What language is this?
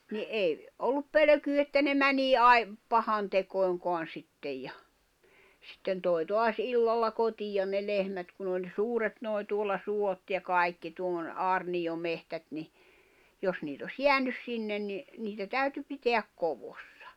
Finnish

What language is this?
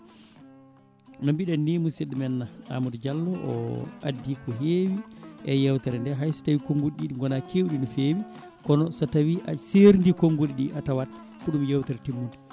Fula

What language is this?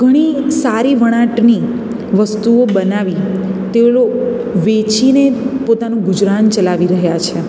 Gujarati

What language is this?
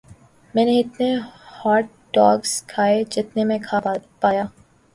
Urdu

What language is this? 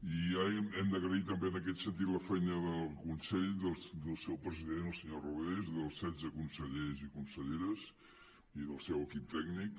Catalan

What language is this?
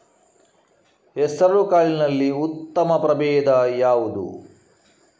Kannada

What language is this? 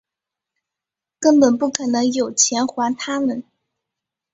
Chinese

